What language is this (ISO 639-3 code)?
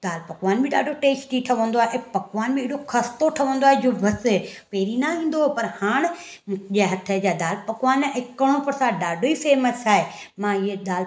snd